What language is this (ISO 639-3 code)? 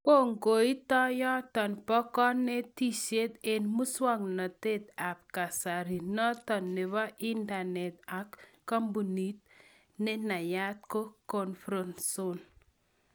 kln